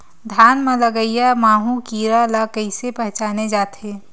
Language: Chhattisgarhi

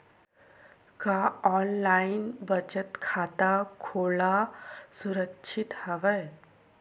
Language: Chhattisgarhi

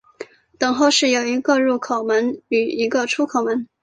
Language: Chinese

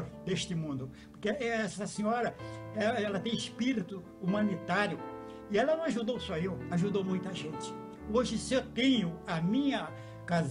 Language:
Portuguese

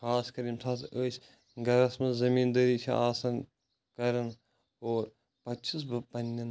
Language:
Kashmiri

